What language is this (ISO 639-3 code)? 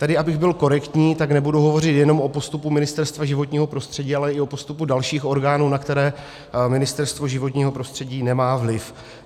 ces